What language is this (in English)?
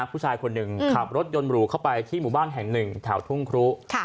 Thai